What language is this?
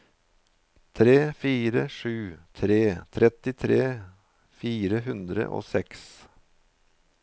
Norwegian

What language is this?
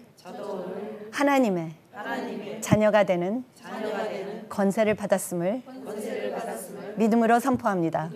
Korean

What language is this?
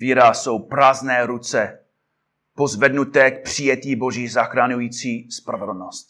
Czech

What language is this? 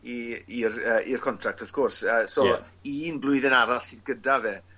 Welsh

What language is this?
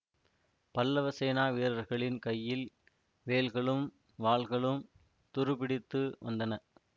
Tamil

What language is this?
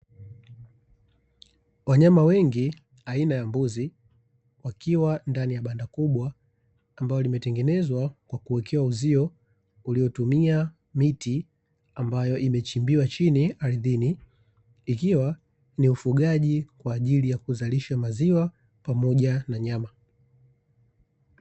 Swahili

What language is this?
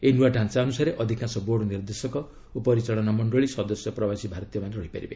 Odia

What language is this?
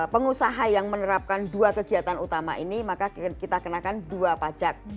Indonesian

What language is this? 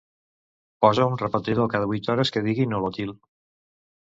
Catalan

